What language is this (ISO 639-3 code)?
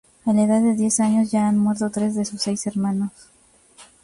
spa